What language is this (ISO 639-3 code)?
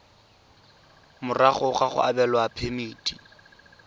tsn